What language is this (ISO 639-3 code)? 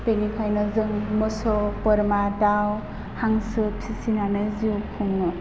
brx